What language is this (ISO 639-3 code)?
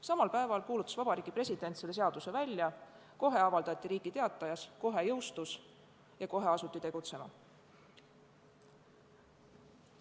est